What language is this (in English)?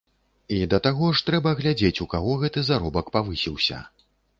Belarusian